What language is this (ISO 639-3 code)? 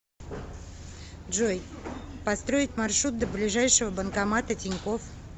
rus